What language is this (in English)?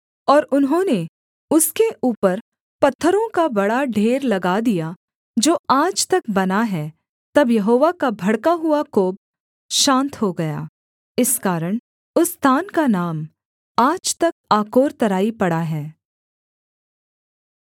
Hindi